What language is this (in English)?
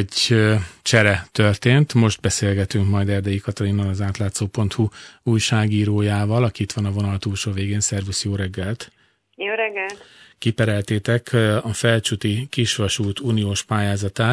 Hungarian